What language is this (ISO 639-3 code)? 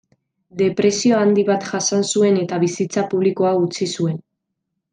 eus